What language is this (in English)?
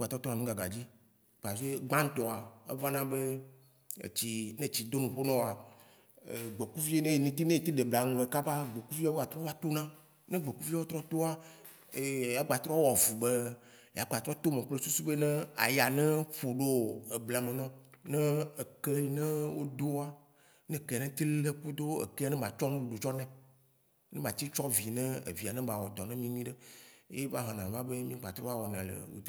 Waci Gbe